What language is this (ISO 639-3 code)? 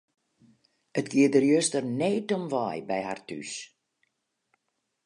fry